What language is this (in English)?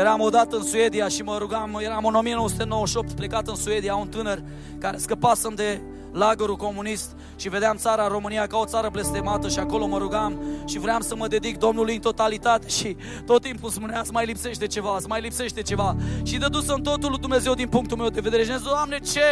Romanian